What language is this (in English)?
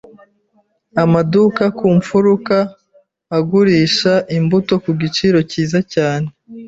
Kinyarwanda